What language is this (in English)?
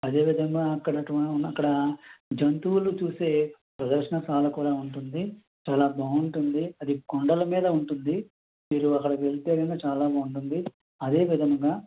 Telugu